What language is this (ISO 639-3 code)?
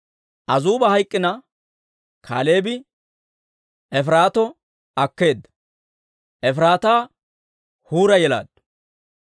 dwr